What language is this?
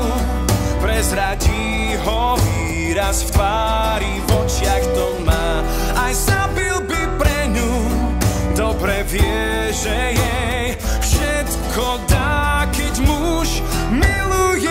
Slovak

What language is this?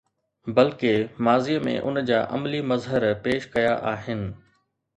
Sindhi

